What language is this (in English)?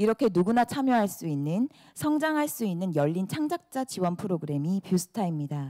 Korean